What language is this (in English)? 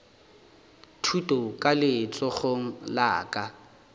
Northern Sotho